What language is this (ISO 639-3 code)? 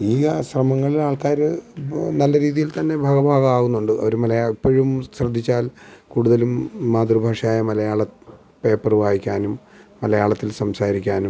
mal